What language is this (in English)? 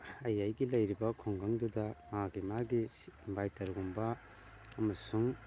Manipuri